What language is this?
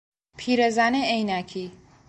Persian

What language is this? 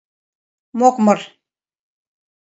Mari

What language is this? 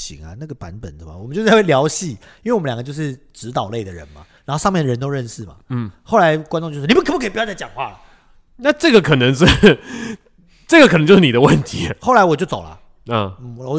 Chinese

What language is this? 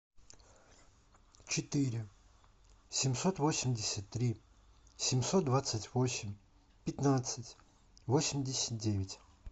Russian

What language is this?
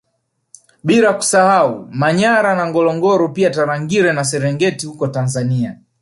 Swahili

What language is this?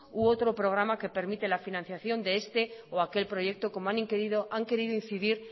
Spanish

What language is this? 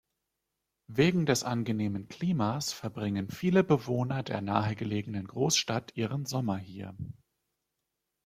German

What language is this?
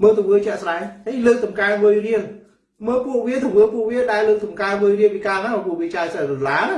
Vietnamese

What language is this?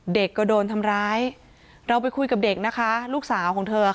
Thai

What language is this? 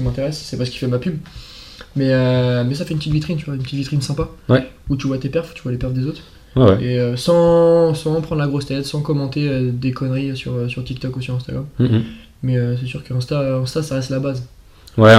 French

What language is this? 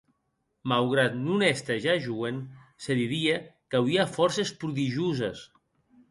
Occitan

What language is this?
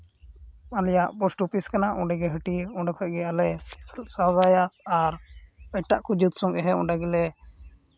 Santali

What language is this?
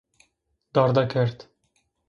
Zaza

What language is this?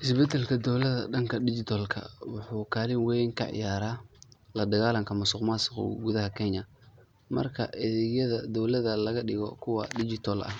Somali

